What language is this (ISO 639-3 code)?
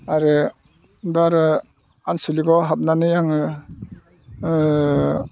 brx